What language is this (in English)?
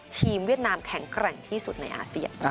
Thai